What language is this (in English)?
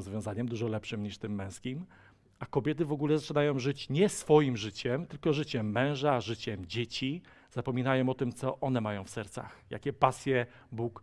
Polish